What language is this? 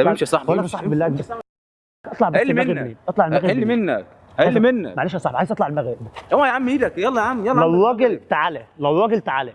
Arabic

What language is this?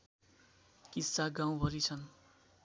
Nepali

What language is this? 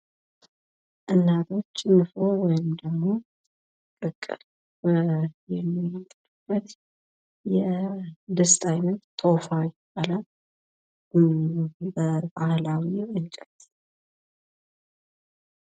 Amharic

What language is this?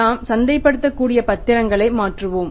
Tamil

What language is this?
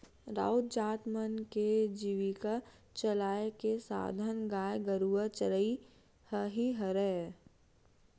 Chhattisgarhi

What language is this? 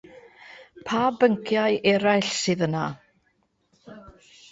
Welsh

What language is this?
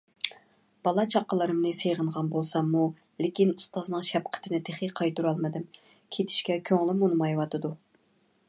Uyghur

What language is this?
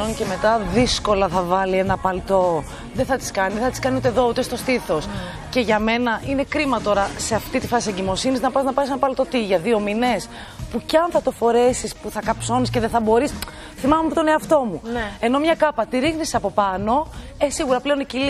Greek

